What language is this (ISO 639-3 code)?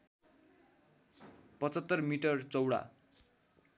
nep